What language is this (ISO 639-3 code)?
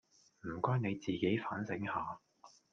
yue